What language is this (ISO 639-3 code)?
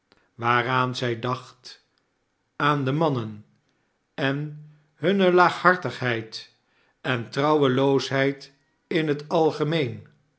nld